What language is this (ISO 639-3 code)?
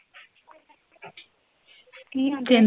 pan